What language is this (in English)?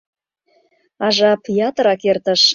Mari